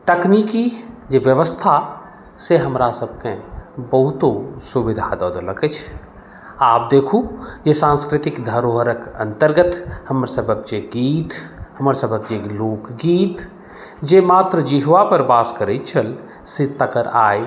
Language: Maithili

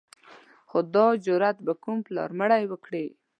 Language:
Pashto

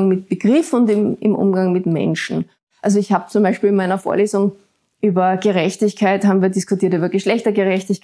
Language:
German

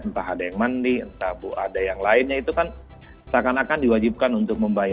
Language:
Indonesian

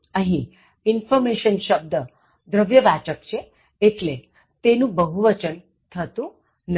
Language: Gujarati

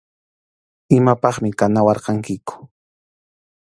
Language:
Arequipa-La Unión Quechua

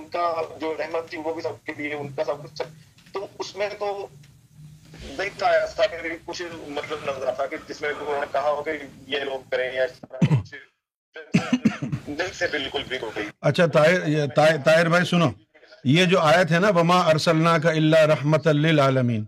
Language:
Urdu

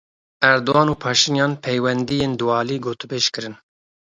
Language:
Kurdish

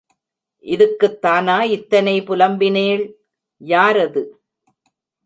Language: Tamil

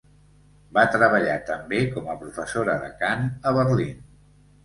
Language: Catalan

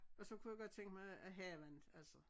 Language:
Danish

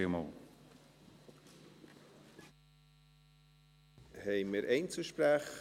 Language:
Swiss German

